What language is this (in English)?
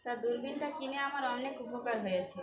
Bangla